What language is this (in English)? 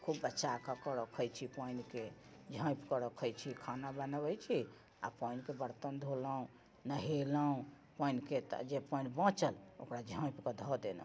Maithili